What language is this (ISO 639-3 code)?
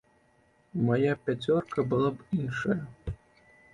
bel